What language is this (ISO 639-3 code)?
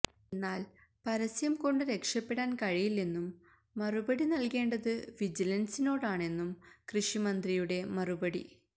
mal